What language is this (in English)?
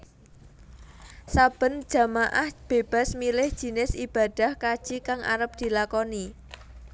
Javanese